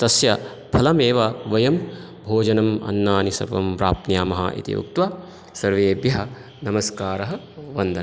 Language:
Sanskrit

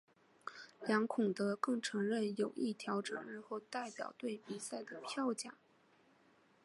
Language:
Chinese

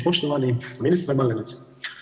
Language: Croatian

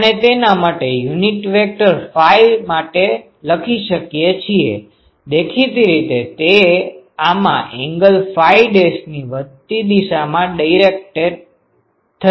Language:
Gujarati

